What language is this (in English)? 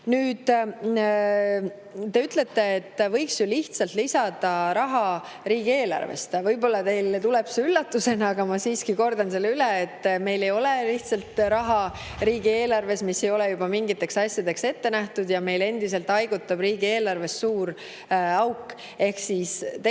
Estonian